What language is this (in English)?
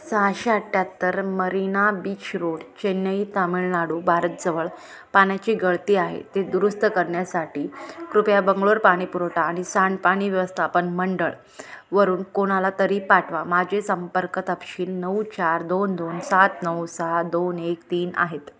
Marathi